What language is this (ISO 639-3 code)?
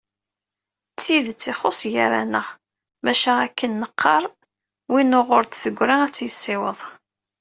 kab